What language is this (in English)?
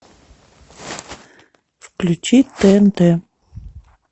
Russian